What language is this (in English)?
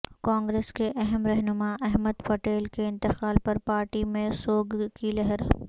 Urdu